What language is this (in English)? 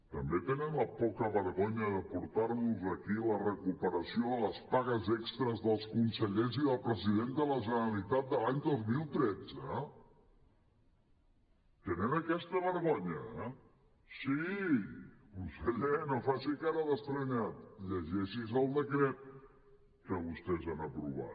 Catalan